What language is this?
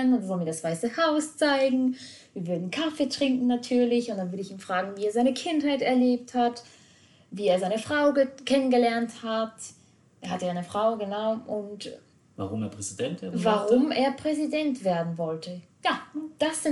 German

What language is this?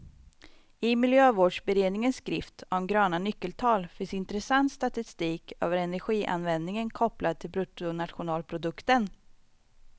Swedish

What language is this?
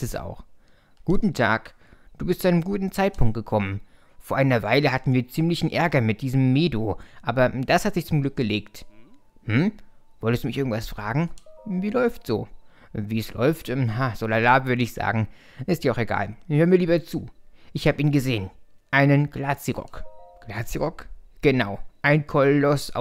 German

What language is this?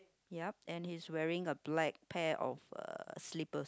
English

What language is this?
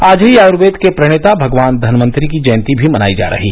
Hindi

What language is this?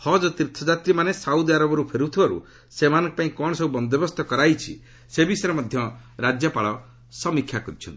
Odia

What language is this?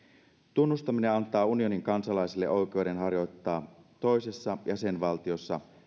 Finnish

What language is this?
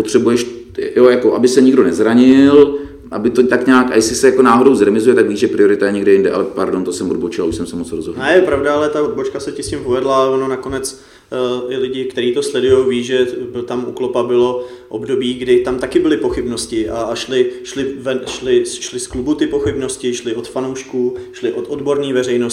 Czech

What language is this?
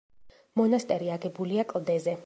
Georgian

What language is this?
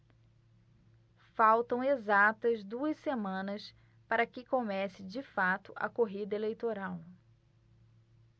Portuguese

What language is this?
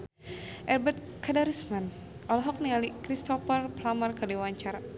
Sundanese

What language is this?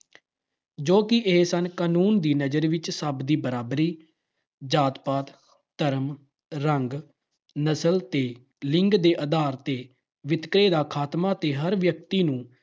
Punjabi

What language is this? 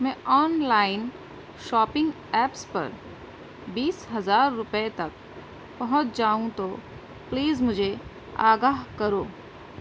Urdu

